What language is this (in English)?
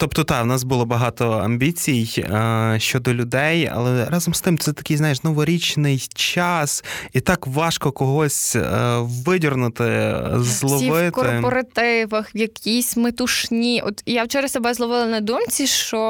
Ukrainian